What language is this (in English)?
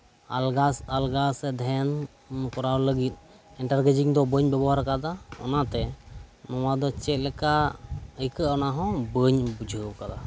Santali